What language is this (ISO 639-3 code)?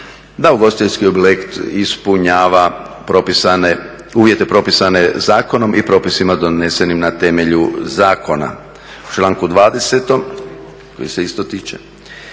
hrv